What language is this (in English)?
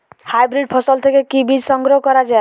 Bangla